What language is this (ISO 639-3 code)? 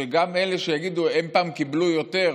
heb